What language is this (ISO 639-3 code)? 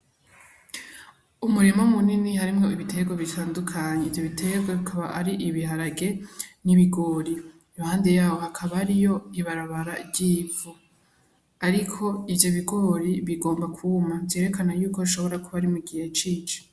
run